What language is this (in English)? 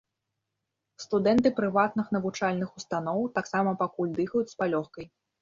Belarusian